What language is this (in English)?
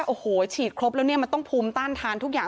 Thai